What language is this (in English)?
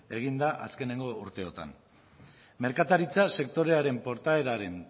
Basque